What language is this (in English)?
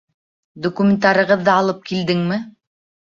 Bashkir